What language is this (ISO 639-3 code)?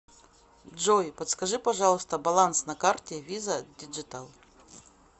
rus